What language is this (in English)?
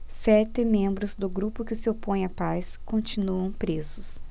Portuguese